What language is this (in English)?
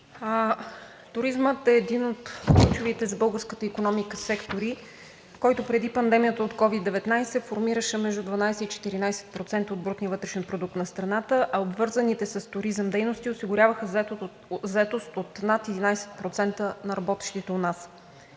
Bulgarian